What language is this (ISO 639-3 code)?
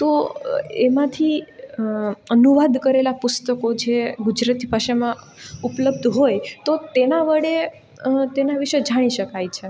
guj